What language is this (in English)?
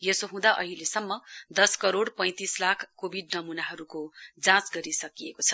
Nepali